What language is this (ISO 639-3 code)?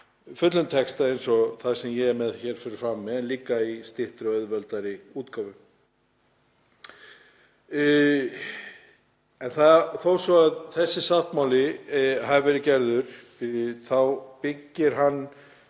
isl